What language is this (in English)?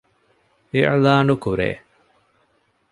Divehi